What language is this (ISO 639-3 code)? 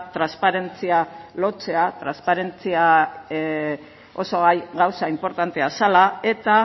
eus